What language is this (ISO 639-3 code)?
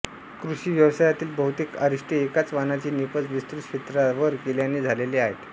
mar